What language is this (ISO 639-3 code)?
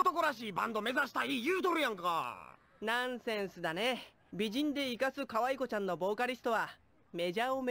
jpn